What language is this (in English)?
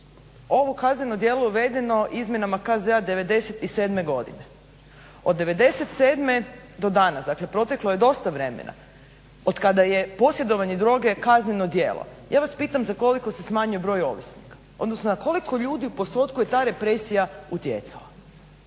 Croatian